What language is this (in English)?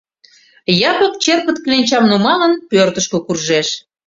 Mari